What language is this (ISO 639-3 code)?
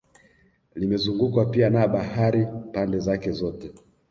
swa